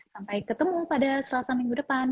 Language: Indonesian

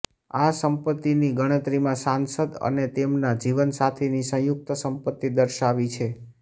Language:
Gujarati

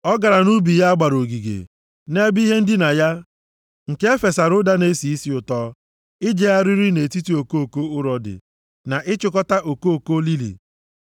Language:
Igbo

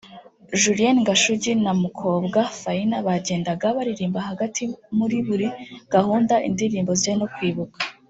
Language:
Kinyarwanda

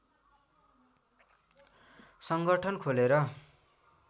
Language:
Nepali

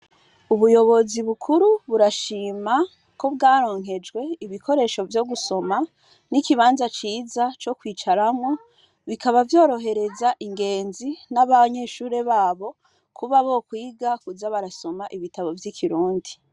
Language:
Rundi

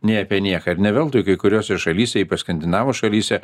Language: Lithuanian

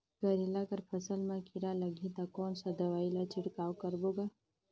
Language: Chhattisgarhi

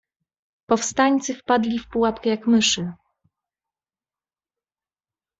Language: Polish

